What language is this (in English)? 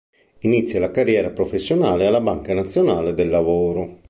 Italian